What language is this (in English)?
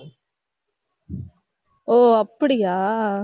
Tamil